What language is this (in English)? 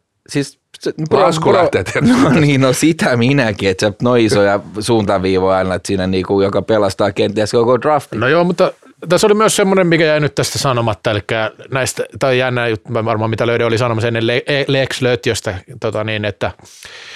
Finnish